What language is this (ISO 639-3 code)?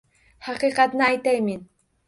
uzb